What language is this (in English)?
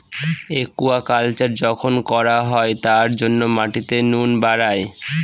Bangla